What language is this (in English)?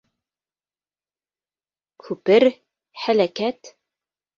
Bashkir